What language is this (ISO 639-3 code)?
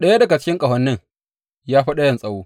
hau